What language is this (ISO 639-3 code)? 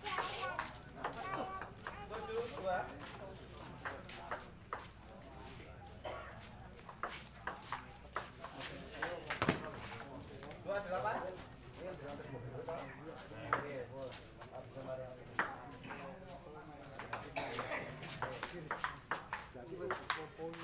ind